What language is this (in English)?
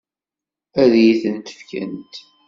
Kabyle